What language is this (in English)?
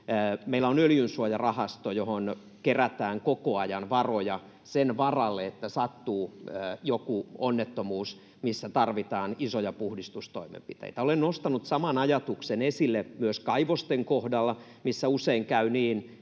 Finnish